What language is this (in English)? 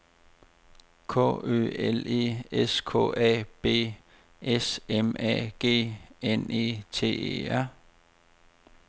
Danish